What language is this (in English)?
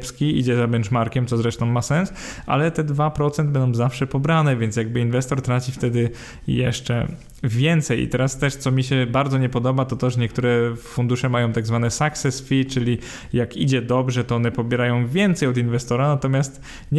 Polish